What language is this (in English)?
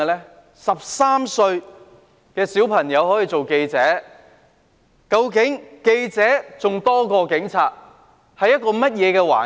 Cantonese